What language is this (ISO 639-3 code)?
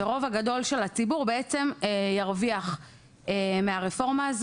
heb